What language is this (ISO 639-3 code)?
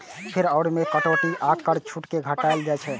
mai